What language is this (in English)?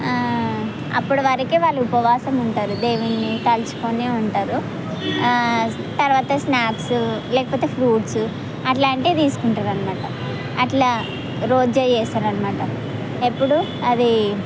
Telugu